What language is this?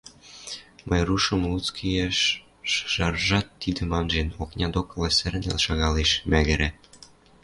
Western Mari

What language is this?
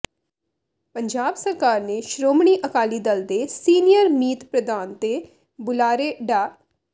Punjabi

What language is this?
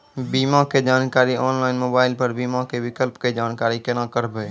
Maithili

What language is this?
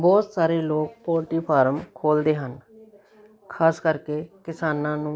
Punjabi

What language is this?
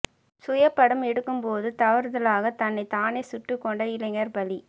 Tamil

